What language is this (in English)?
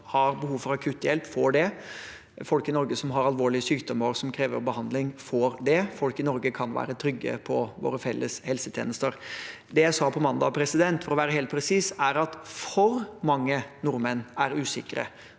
Norwegian